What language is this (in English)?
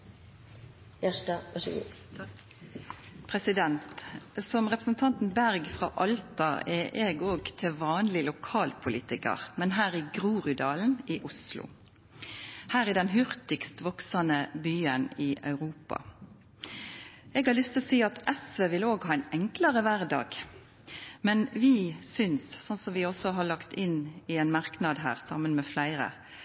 Norwegian